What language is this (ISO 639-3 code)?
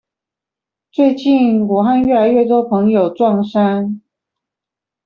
zho